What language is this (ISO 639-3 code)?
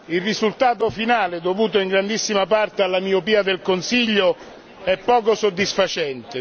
ita